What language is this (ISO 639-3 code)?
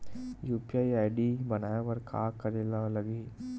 hne